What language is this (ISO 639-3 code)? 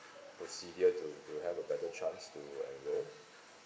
eng